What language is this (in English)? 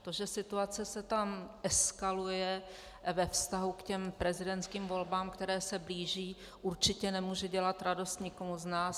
Czech